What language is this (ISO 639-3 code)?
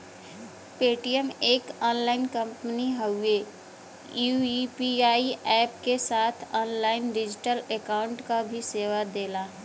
bho